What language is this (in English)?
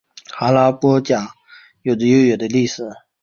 Chinese